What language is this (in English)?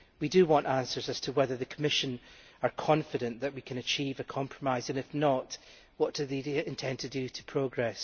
English